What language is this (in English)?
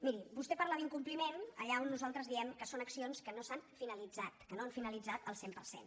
Catalan